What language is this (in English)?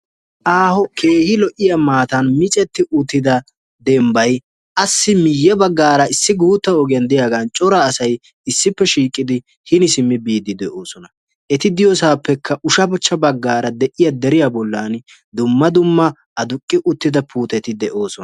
Wolaytta